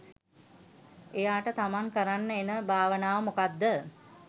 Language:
Sinhala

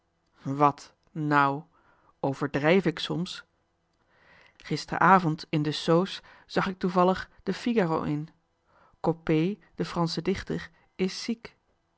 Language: Dutch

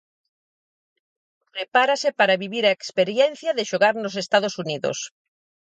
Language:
Galician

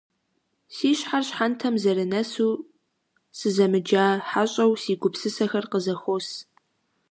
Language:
Kabardian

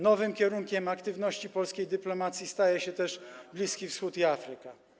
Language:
Polish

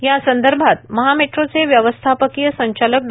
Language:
Marathi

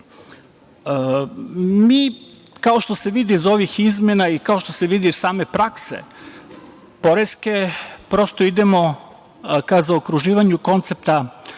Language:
Serbian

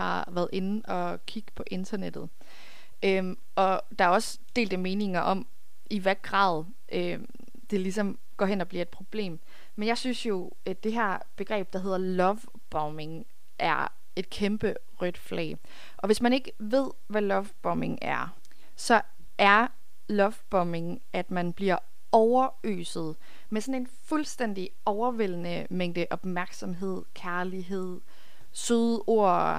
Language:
Danish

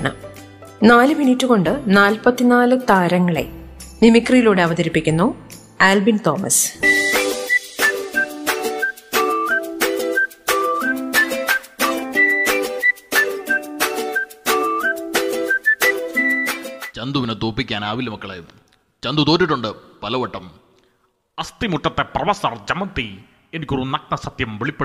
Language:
Malayalam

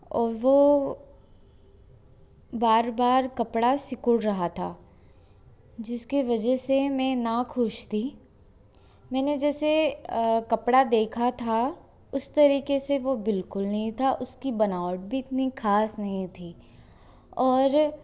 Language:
Hindi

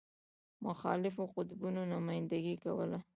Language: Pashto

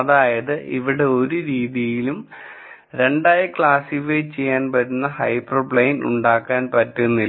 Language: Malayalam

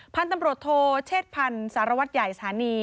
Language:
Thai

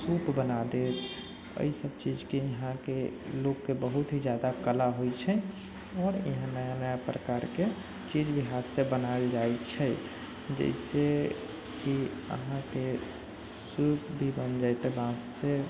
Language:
Maithili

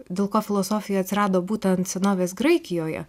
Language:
Lithuanian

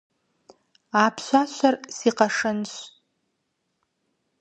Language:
Kabardian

